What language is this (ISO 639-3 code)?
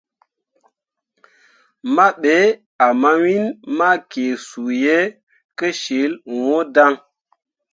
mua